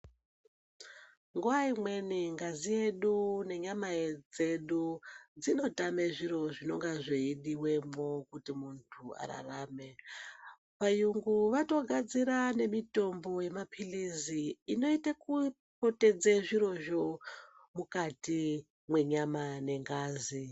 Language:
Ndau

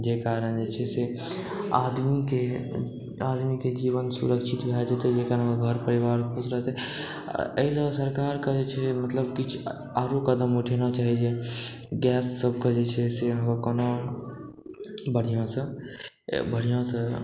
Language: Maithili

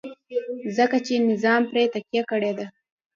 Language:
Pashto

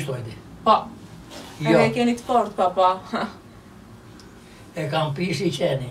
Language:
Romanian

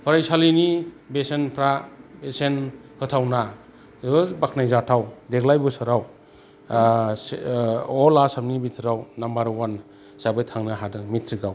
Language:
Bodo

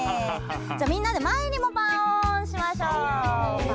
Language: Japanese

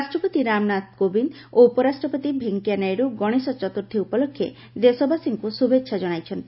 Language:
Odia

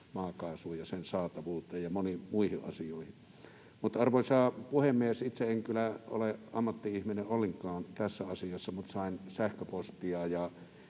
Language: Finnish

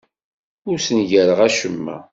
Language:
Kabyle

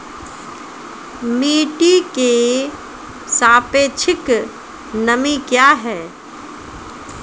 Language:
Maithili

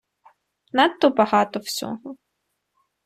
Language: Ukrainian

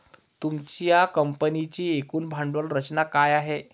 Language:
Marathi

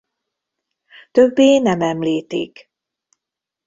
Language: Hungarian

